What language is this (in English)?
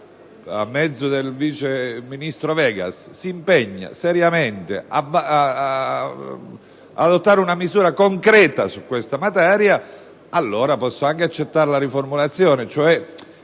Italian